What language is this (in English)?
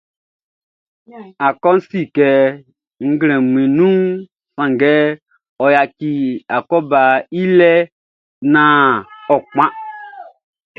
Baoulé